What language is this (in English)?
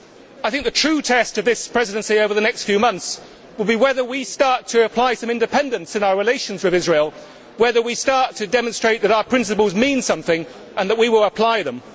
English